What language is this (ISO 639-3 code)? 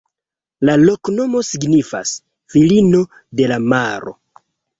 epo